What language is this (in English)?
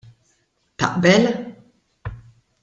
Maltese